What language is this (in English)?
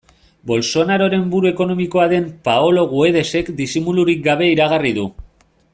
Basque